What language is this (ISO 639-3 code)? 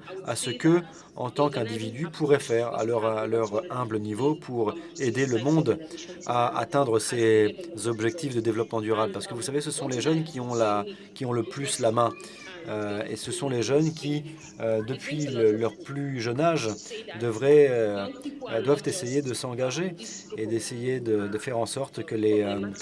fra